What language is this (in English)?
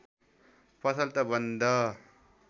Nepali